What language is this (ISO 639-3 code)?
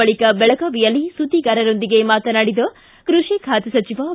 kan